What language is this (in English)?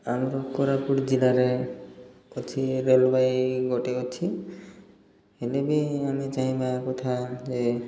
Odia